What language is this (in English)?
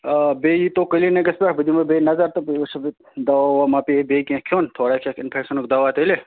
Kashmiri